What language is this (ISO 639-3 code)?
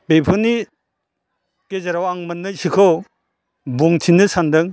brx